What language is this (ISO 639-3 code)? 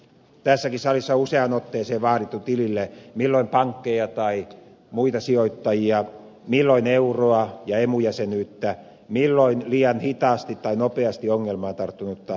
fin